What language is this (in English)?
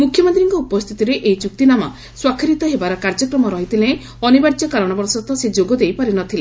Odia